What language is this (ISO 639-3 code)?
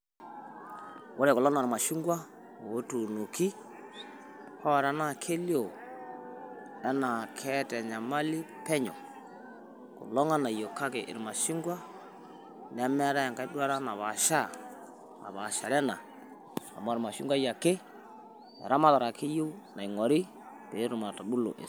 mas